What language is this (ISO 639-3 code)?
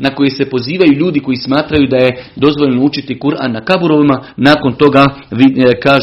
hrv